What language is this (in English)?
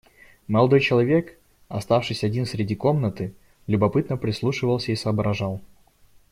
Russian